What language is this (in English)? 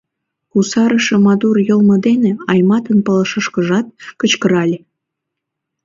Mari